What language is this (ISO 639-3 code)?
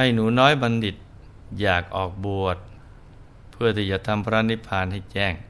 tha